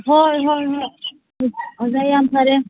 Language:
Manipuri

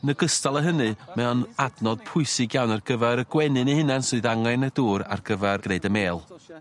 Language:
Welsh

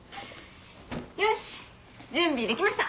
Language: Japanese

